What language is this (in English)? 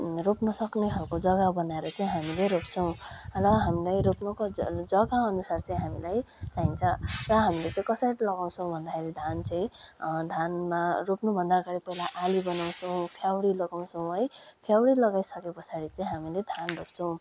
Nepali